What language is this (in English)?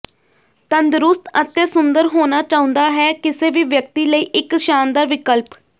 Punjabi